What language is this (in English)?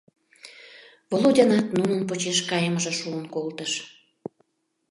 Mari